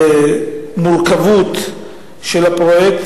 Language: Hebrew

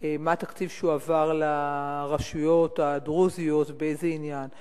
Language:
Hebrew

